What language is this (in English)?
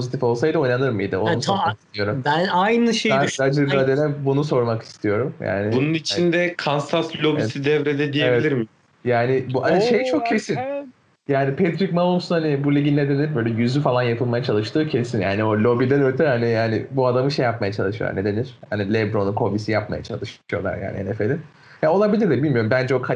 Turkish